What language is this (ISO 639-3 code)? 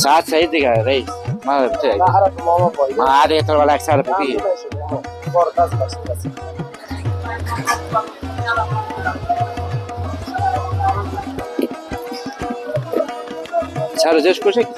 fas